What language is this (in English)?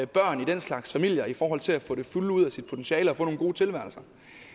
Danish